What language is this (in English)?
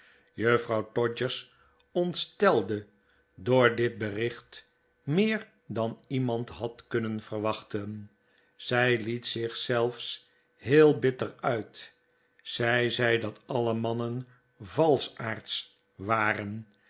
Dutch